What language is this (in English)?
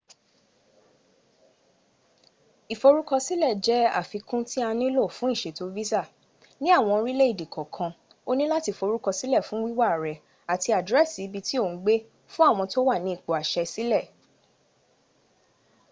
Yoruba